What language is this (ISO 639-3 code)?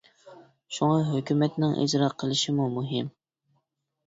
uig